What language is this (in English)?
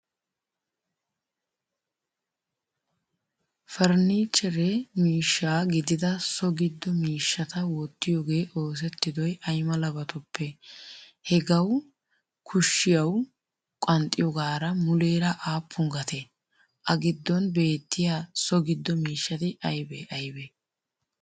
Wolaytta